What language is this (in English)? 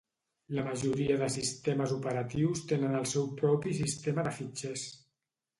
Catalan